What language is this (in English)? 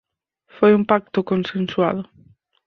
Galician